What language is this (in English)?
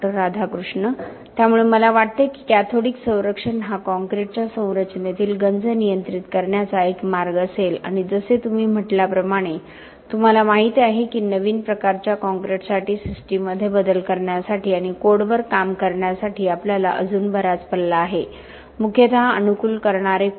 Marathi